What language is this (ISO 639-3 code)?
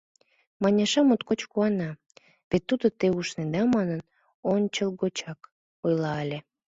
chm